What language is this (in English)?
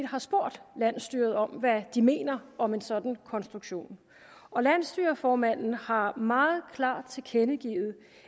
Danish